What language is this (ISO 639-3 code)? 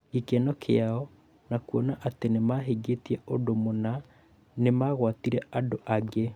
kik